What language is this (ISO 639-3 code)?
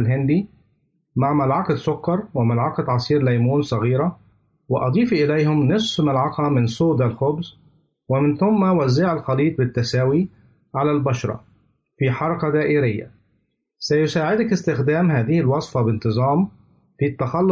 ara